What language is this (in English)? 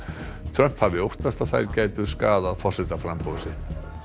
Icelandic